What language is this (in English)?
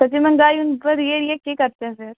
Dogri